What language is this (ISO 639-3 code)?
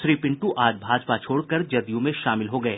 hin